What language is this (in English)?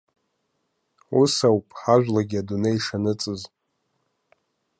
Abkhazian